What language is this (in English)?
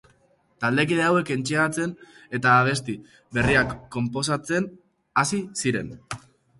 Basque